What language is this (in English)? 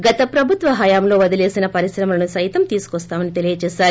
Telugu